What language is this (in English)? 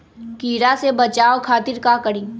Magahi